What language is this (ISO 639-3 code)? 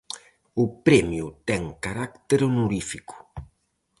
glg